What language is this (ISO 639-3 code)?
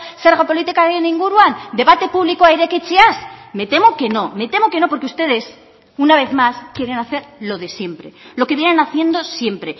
spa